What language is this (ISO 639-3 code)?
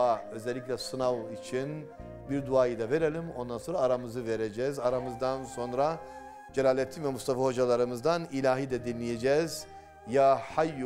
tur